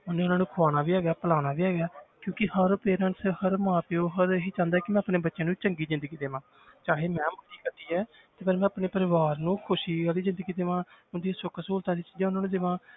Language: Punjabi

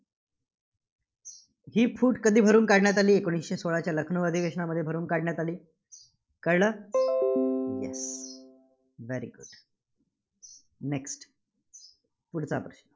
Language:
Marathi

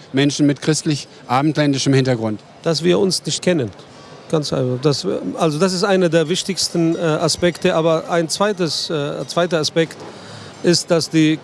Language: German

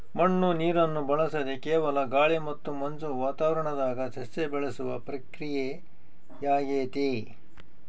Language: Kannada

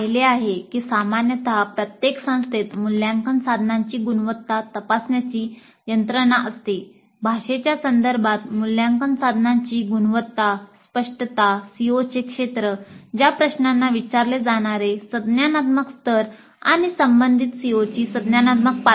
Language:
Marathi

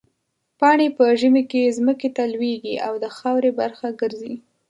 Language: Pashto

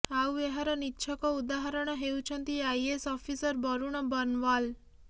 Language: Odia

